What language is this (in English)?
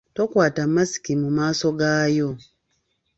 Ganda